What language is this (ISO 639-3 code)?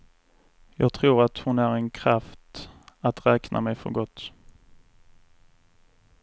swe